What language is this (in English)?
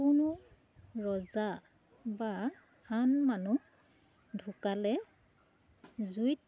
Assamese